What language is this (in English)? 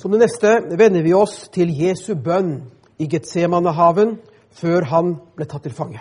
Danish